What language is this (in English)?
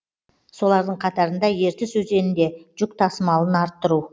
Kazakh